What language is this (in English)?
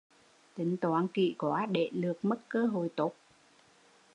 Vietnamese